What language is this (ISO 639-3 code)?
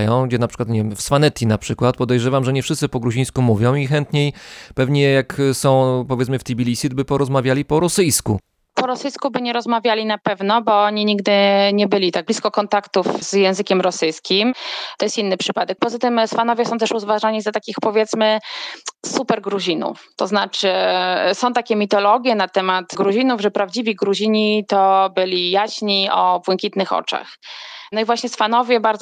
pol